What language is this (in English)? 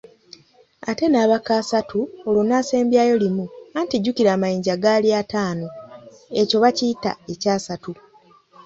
Ganda